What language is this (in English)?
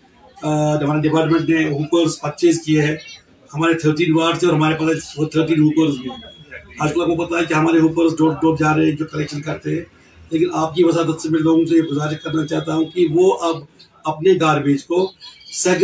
Urdu